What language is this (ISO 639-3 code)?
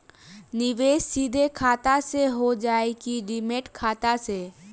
bho